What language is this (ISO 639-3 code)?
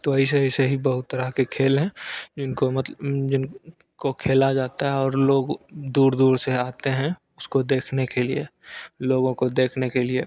hin